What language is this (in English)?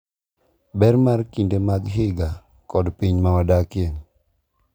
Luo (Kenya and Tanzania)